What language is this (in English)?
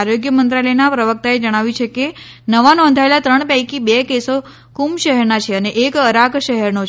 Gujarati